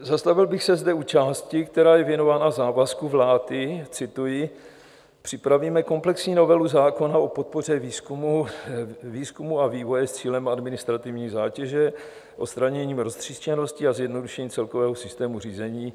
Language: Czech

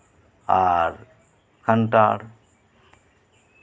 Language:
Santali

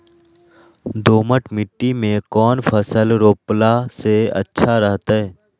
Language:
Magahi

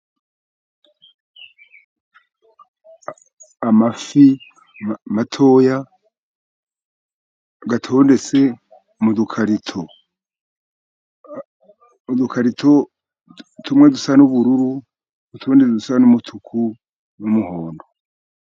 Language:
Kinyarwanda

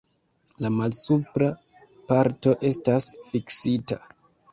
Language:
Esperanto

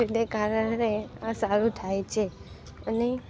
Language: Gujarati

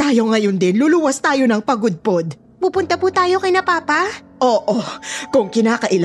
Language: Filipino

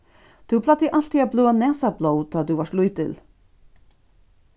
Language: Faroese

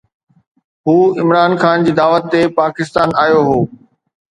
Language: Sindhi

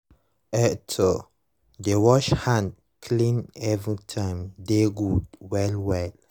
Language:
Nigerian Pidgin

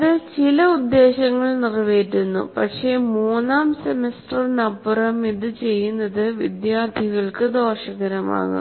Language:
Malayalam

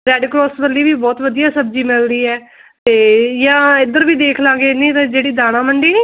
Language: Punjabi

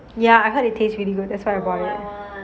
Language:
English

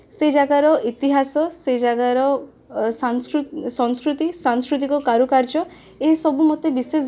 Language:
Odia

